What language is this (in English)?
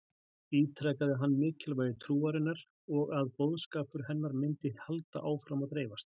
Icelandic